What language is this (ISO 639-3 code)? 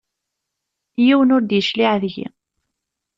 kab